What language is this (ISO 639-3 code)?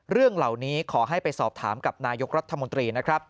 tha